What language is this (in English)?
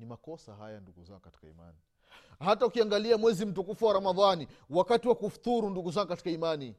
Swahili